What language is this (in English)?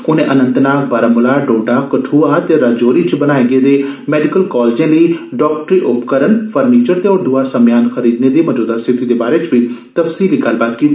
Dogri